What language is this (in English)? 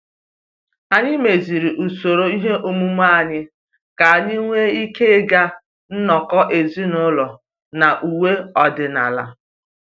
Igbo